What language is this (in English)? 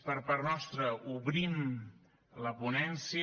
Catalan